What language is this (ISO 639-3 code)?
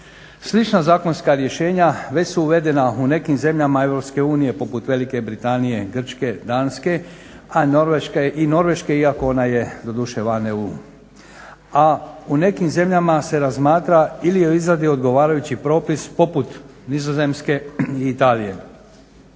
hrv